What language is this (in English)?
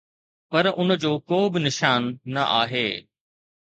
Sindhi